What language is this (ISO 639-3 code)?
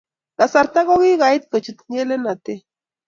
kln